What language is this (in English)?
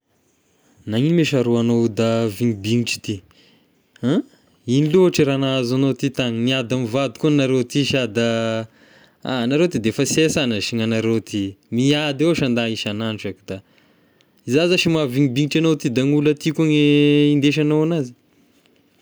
Tesaka Malagasy